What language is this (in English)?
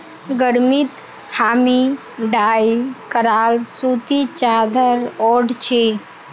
Magahi